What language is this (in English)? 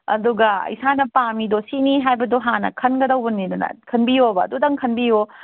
Manipuri